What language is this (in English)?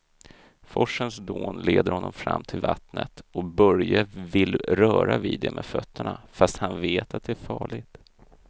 Swedish